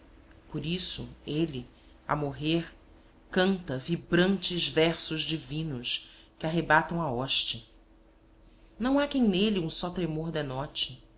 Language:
Portuguese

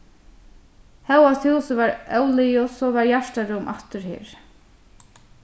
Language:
Faroese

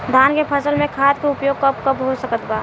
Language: Bhojpuri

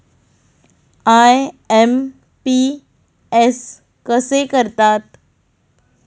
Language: Marathi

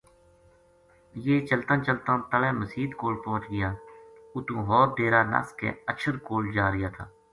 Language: Gujari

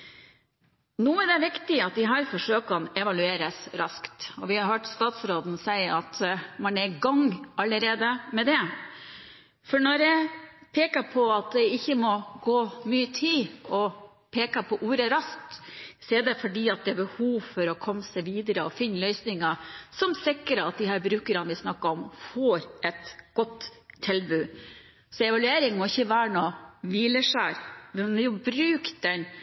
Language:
Norwegian Bokmål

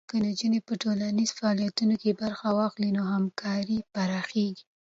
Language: Pashto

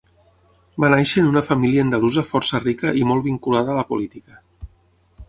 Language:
Catalan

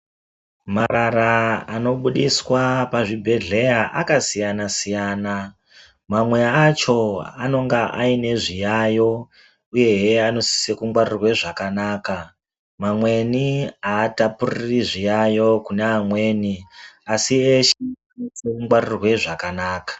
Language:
Ndau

